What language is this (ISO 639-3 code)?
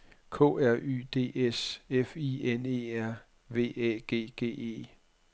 dan